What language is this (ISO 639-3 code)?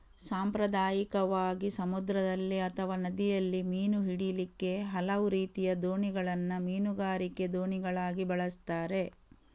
kan